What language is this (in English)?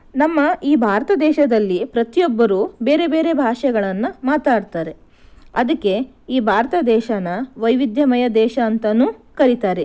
Kannada